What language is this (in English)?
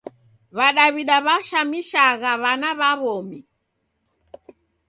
Taita